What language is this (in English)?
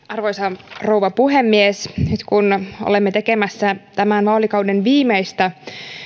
Finnish